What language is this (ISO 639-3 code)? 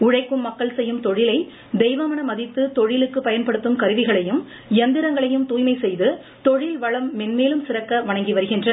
tam